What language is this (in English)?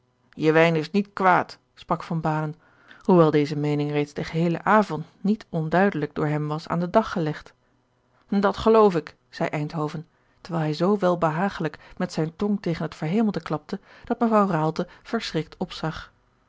Dutch